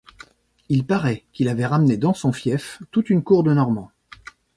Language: French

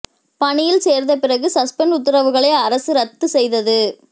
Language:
Tamil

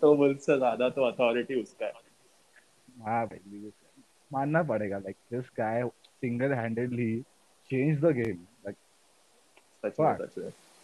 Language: Hindi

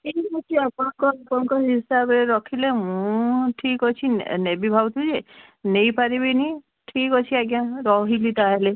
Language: Odia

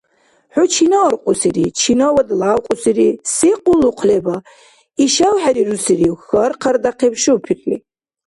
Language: Dargwa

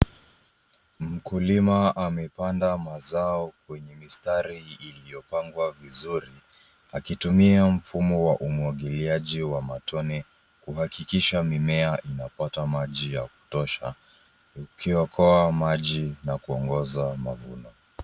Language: Swahili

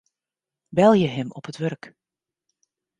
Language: Western Frisian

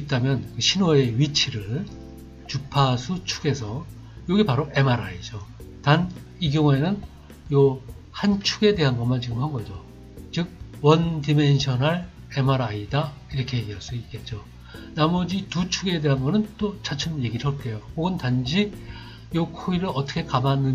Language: Korean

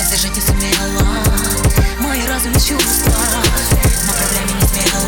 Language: Russian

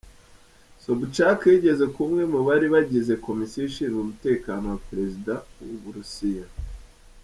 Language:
Kinyarwanda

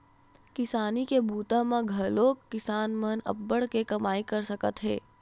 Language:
Chhattisgarhi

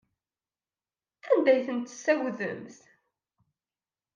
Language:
Kabyle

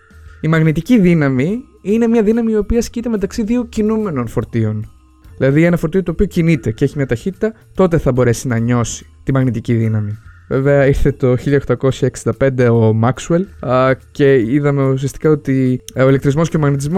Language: Greek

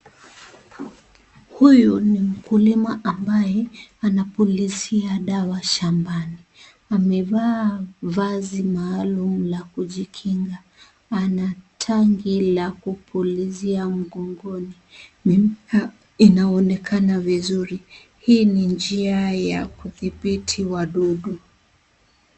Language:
Swahili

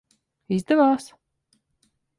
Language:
Latvian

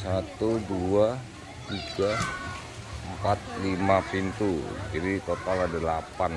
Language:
Indonesian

